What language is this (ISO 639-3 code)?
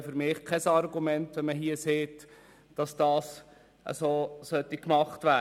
gsw